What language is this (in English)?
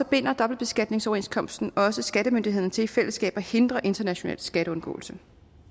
Danish